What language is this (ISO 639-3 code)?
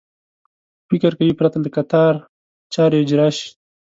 pus